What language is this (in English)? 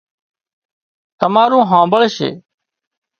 Wadiyara Koli